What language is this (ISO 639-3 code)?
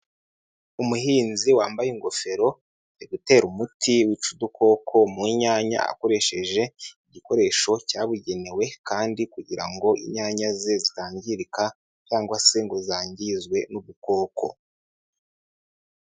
kin